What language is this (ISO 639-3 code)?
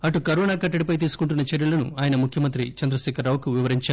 tel